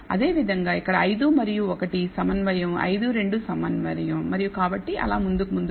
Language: Telugu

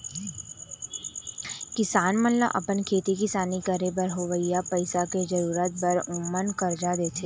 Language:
Chhattisgarhi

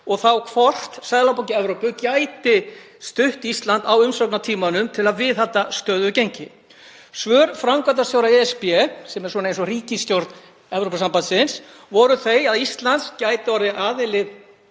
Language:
Icelandic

